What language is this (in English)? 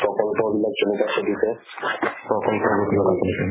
Assamese